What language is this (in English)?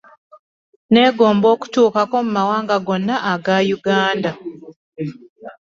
Ganda